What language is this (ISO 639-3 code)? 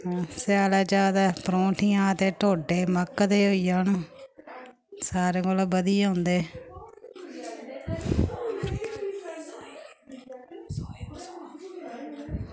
doi